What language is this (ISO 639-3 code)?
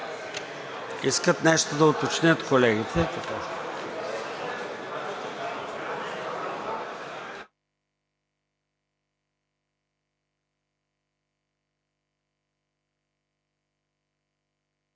bul